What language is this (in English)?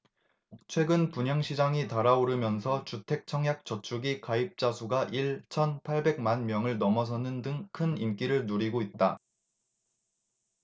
Korean